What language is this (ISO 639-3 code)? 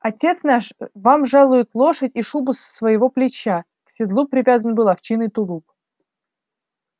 rus